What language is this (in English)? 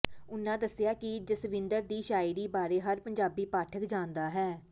Punjabi